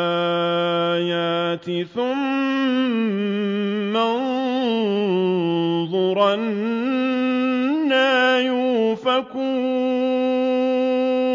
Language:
Arabic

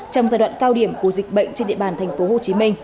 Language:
Vietnamese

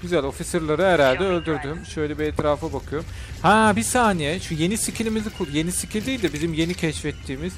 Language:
Turkish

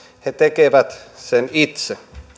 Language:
Finnish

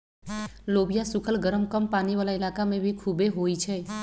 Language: Magahi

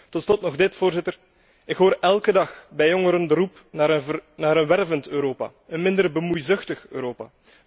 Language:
Dutch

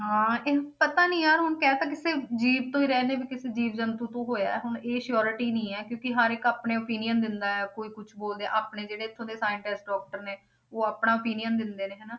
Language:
Punjabi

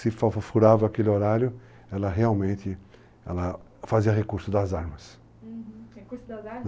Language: Portuguese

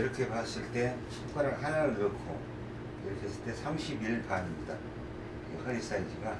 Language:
Korean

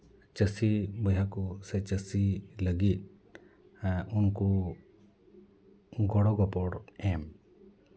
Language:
Santali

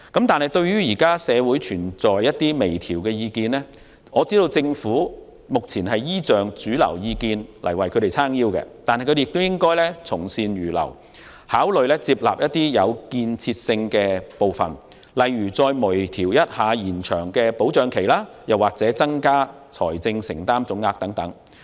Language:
Cantonese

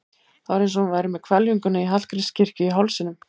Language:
Icelandic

